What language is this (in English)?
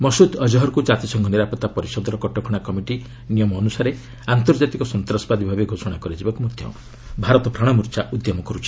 Odia